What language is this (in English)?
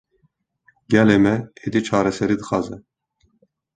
Kurdish